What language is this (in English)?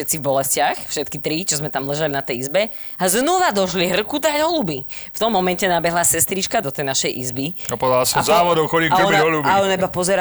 Slovak